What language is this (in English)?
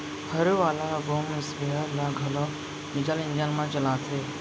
Chhattisgarhi